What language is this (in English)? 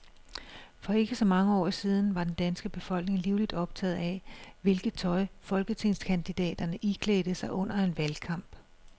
Danish